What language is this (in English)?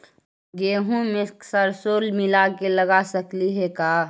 Magahi